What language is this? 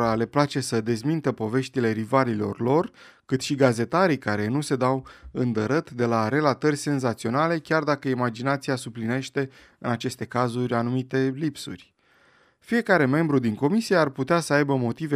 Romanian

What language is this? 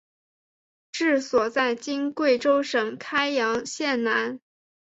Chinese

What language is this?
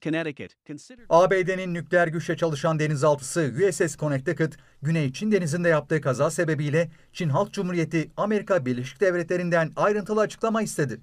Turkish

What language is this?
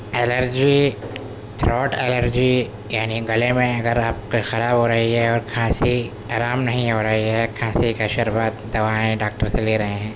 Urdu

